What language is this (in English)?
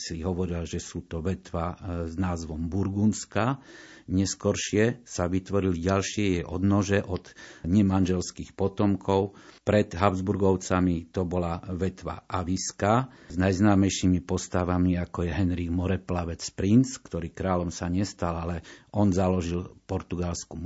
Slovak